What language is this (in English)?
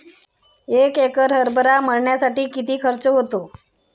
Marathi